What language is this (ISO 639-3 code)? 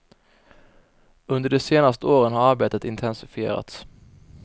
swe